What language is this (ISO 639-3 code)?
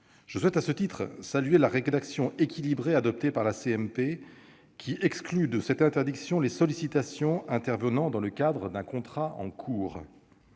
fra